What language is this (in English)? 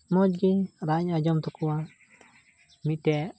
Santali